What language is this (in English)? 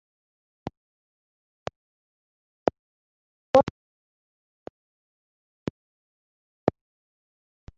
Kinyarwanda